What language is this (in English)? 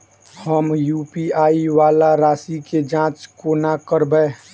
Maithili